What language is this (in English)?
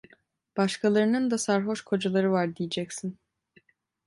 Turkish